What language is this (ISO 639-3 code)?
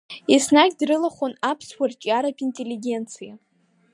abk